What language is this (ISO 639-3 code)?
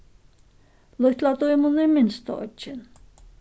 fao